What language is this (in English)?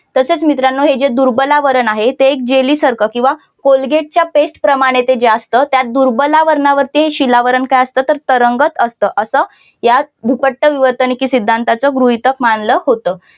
Marathi